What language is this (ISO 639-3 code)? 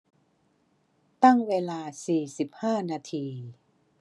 tha